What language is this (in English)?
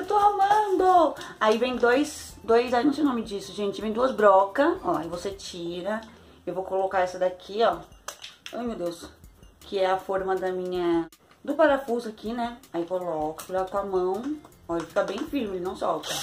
Portuguese